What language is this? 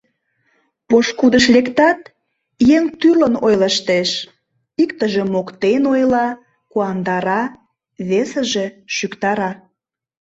Mari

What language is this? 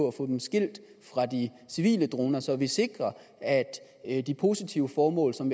Danish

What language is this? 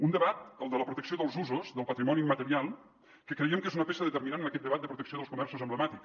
Catalan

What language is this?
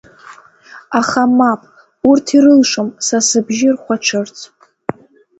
Abkhazian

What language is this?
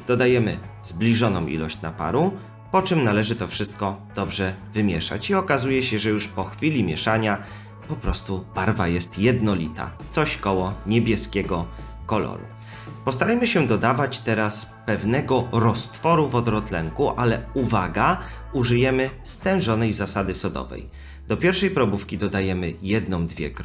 Polish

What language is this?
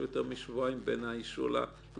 Hebrew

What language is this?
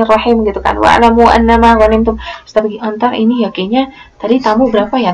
Indonesian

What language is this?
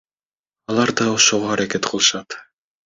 Kyrgyz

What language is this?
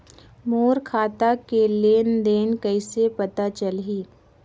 Chhattisgarhi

